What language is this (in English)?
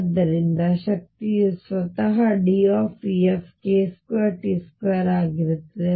Kannada